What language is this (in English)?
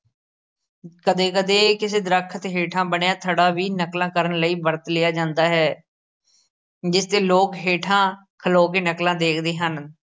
Punjabi